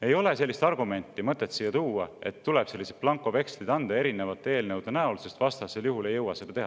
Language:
Estonian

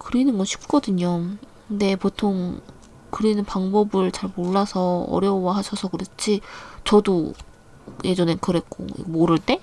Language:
Korean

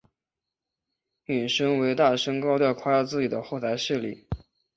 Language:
Chinese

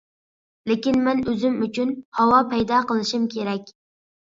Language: Uyghur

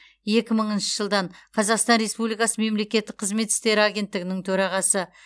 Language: Kazakh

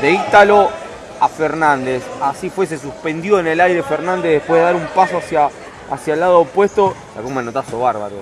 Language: Spanish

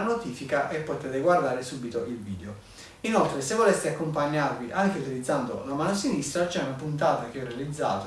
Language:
Italian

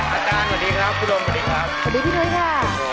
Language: Thai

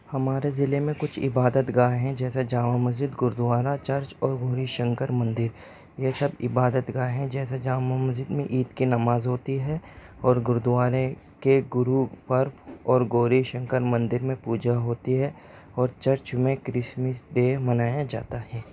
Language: Urdu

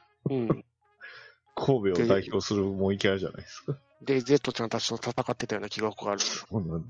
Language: Japanese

